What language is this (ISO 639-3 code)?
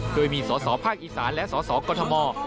tha